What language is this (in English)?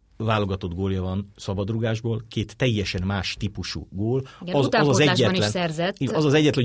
Hungarian